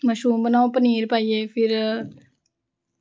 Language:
Dogri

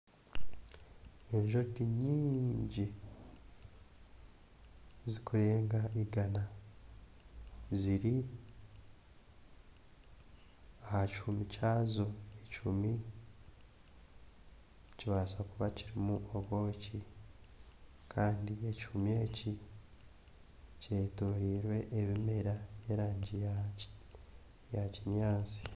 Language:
Nyankole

